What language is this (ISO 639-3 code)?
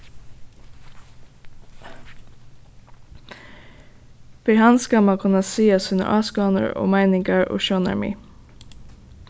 fao